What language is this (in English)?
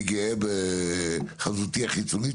Hebrew